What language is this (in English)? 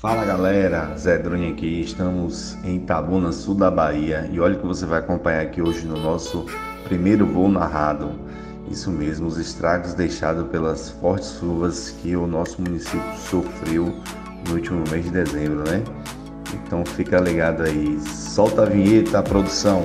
Portuguese